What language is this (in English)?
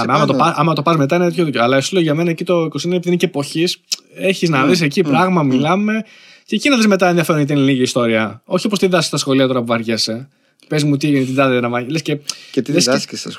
Greek